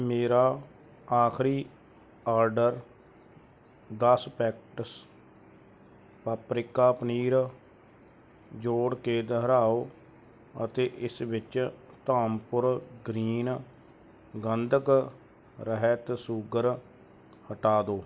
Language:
Punjabi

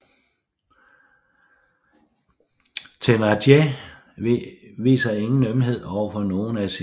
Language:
Danish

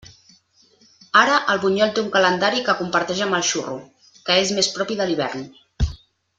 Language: Catalan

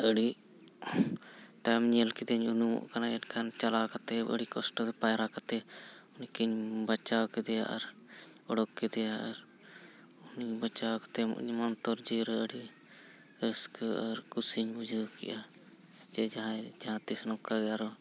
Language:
Santali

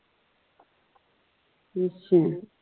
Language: Punjabi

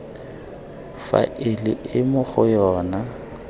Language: Tswana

